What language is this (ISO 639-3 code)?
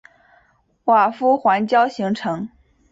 zho